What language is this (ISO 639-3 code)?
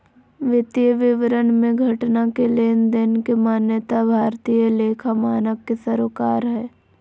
mag